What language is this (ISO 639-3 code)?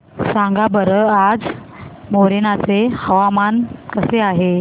mar